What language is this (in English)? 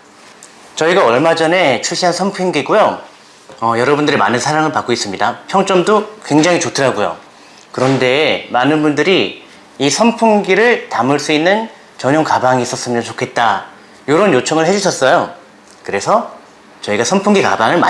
Korean